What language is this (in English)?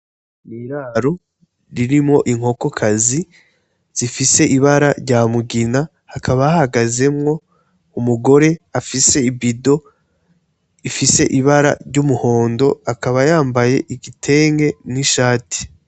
Rundi